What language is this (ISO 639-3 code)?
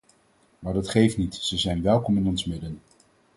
nld